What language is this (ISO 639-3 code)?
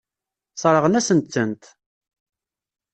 kab